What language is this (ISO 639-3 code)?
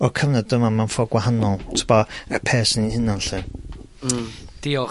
cym